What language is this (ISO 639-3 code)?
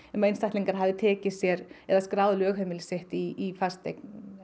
isl